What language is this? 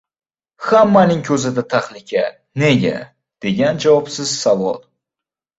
Uzbek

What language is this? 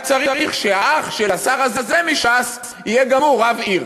Hebrew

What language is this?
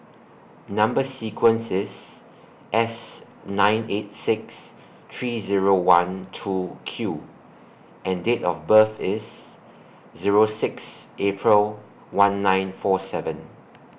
English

